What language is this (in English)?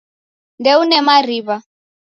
Taita